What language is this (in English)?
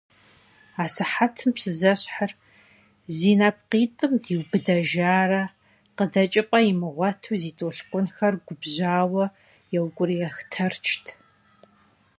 Kabardian